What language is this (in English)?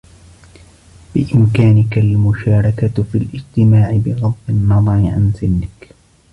Arabic